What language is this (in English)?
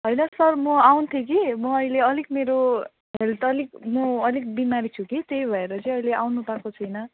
Nepali